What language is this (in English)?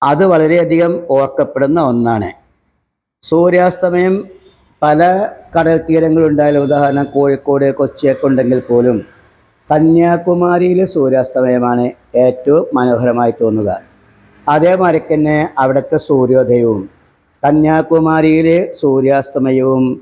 Malayalam